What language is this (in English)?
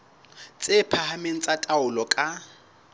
Southern Sotho